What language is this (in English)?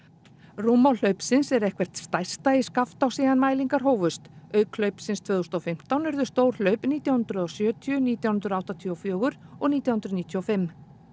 Icelandic